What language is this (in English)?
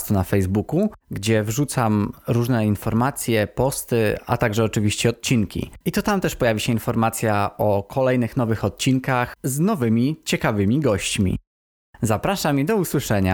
Polish